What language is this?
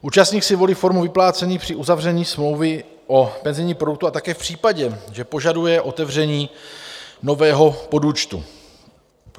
Czech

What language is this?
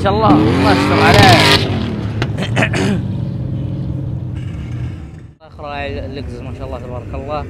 Arabic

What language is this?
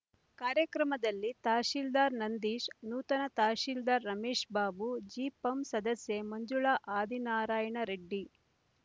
Kannada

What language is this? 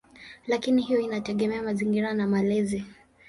Swahili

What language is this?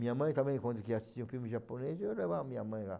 Portuguese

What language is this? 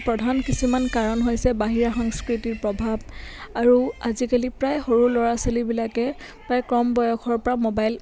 Assamese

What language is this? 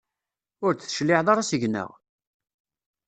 Kabyle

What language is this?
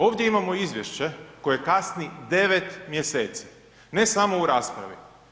Croatian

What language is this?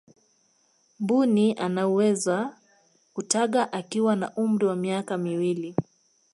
Swahili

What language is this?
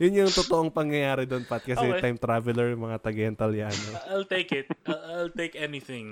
Filipino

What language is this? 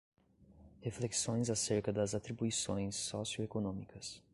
Portuguese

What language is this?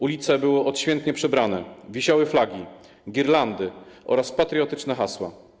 Polish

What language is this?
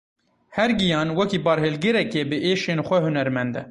Kurdish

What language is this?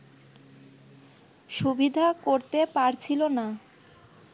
Bangla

